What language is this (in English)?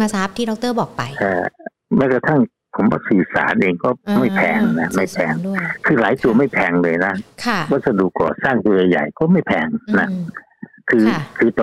Thai